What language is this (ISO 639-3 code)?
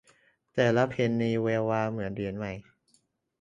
tha